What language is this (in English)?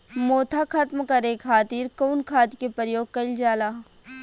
Bhojpuri